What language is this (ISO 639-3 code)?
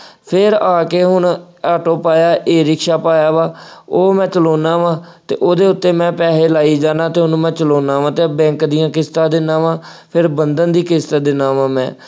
pan